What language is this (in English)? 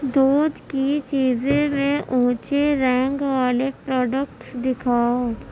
Urdu